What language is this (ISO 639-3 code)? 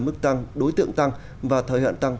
vie